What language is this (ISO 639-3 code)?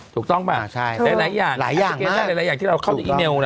tha